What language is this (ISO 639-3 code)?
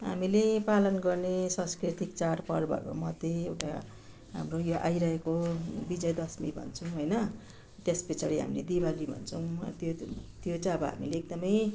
nep